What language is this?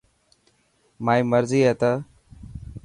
Dhatki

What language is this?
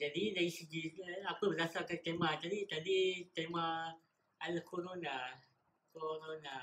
Malay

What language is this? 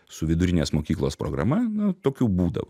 Lithuanian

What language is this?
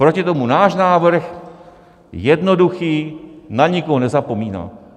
Czech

